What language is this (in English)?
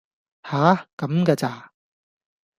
Cantonese